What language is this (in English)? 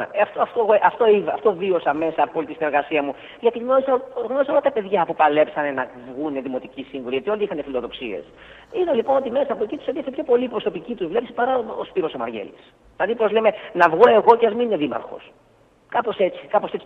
Greek